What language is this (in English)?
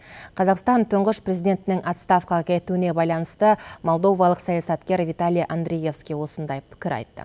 Kazakh